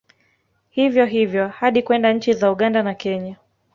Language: Swahili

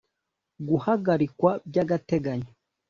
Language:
Kinyarwanda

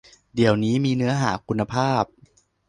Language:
Thai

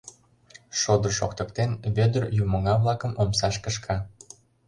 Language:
Mari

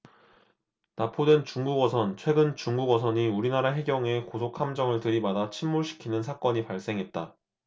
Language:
Korean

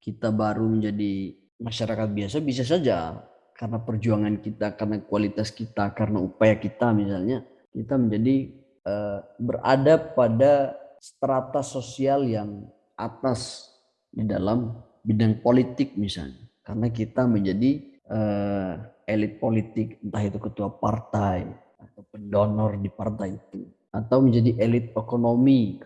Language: Indonesian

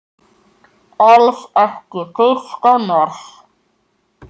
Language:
Icelandic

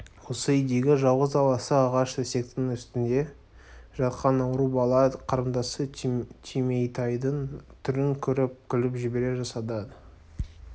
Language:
Kazakh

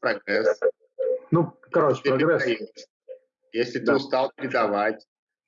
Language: Russian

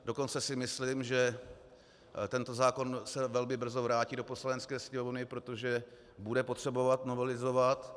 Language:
Czech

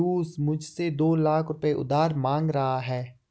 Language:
Hindi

